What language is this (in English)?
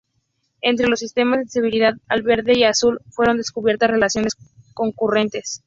Spanish